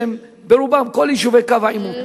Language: Hebrew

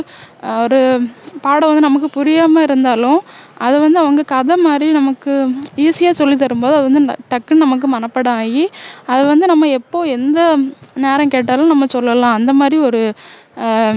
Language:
Tamil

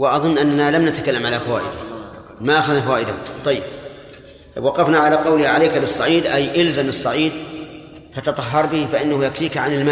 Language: Arabic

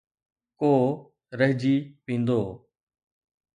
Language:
Sindhi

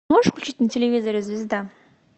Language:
Russian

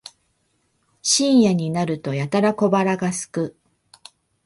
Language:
Japanese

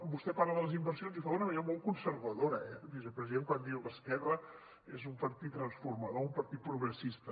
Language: Catalan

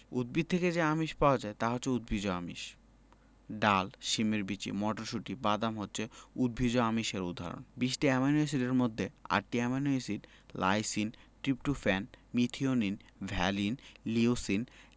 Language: Bangla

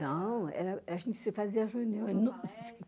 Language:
Portuguese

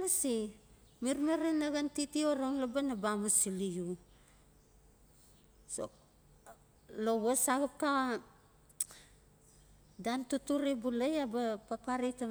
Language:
Notsi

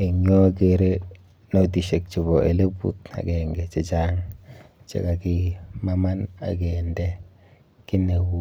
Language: Kalenjin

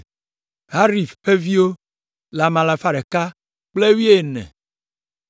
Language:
Ewe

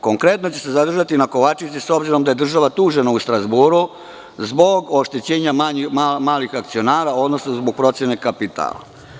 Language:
Serbian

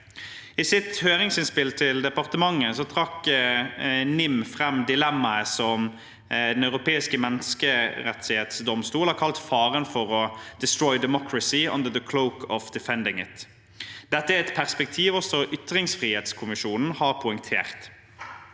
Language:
Norwegian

